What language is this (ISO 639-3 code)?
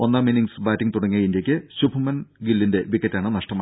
mal